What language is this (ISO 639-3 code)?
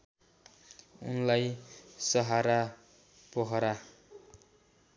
nep